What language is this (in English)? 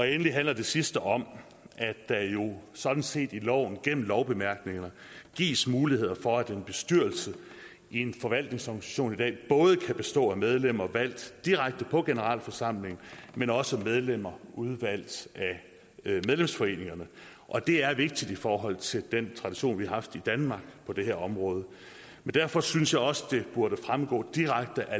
Danish